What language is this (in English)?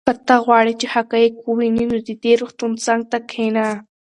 Pashto